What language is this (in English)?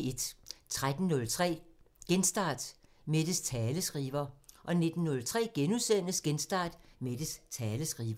Danish